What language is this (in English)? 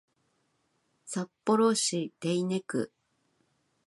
Japanese